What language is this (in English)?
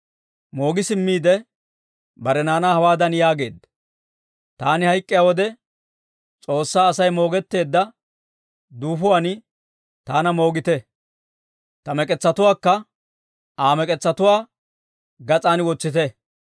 Dawro